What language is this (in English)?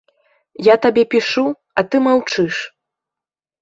Belarusian